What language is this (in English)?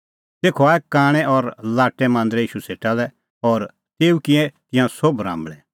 Kullu Pahari